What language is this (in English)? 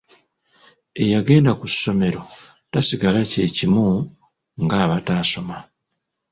Ganda